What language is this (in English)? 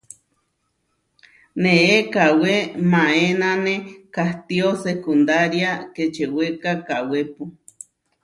Huarijio